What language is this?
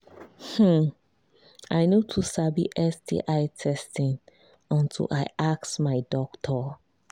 Nigerian Pidgin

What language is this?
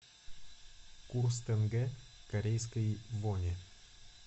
Russian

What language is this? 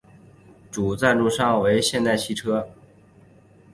Chinese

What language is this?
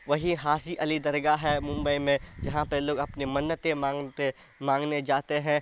Urdu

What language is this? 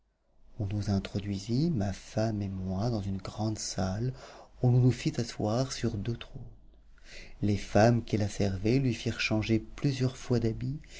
French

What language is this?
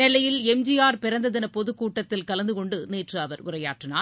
Tamil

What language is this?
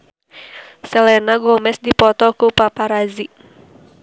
Sundanese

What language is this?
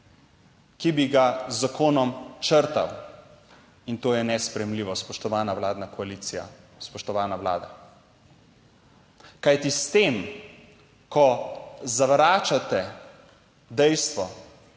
Slovenian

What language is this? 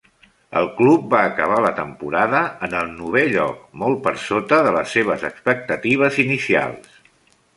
Catalan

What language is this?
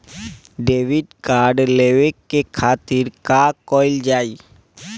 Bhojpuri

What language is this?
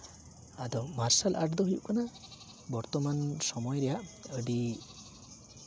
Santali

